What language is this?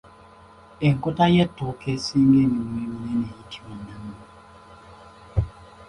Ganda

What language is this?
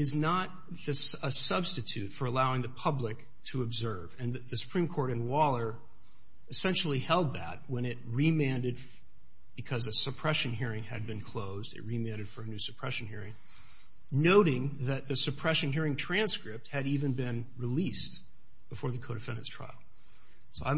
English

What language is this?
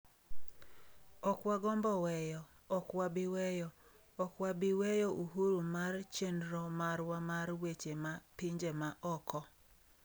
Luo (Kenya and Tanzania)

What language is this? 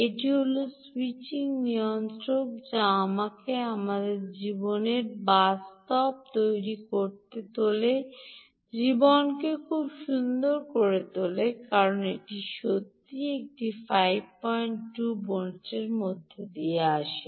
Bangla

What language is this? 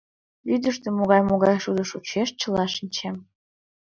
Mari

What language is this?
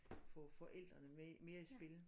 Danish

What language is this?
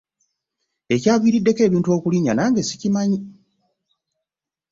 Ganda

